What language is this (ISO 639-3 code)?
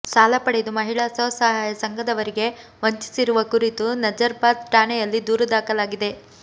kan